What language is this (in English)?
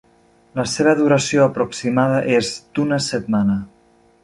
Catalan